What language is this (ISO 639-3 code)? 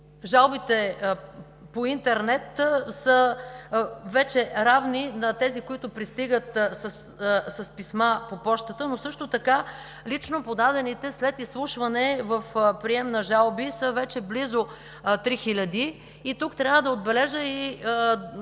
bul